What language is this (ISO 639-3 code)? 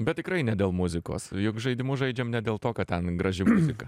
lit